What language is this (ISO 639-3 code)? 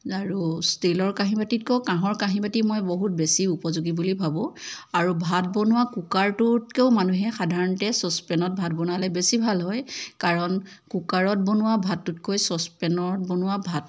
asm